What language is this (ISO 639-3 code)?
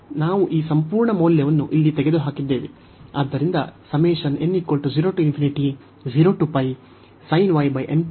kan